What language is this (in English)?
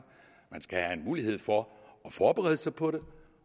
Danish